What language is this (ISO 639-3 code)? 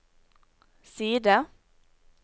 nor